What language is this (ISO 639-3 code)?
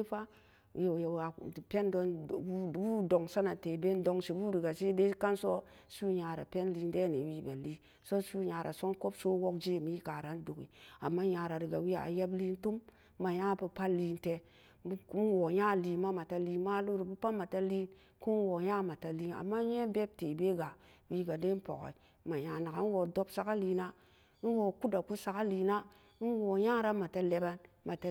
ccg